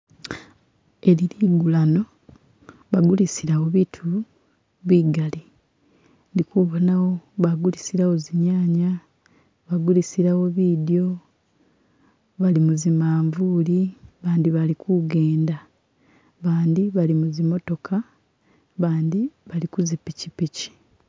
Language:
Masaaba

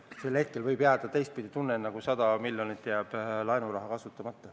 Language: Estonian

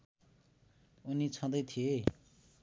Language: Nepali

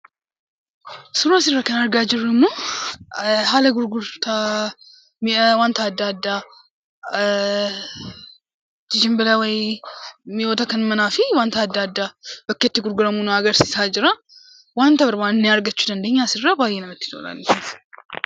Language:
Oromo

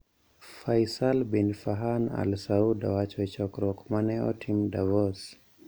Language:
Luo (Kenya and Tanzania)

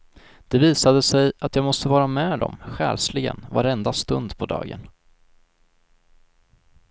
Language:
Swedish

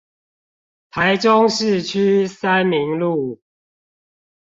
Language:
Chinese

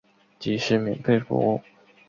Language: Chinese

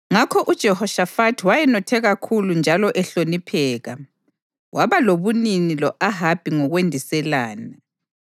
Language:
North Ndebele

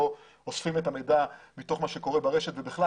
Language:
Hebrew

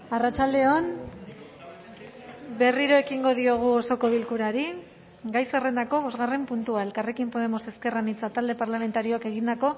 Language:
Basque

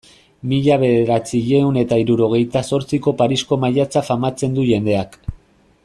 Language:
Basque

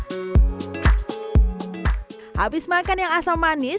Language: Indonesian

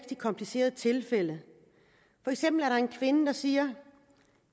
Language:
Danish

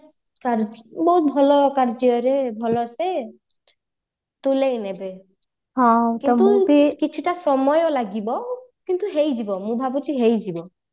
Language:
Odia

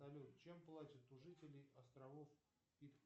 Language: Russian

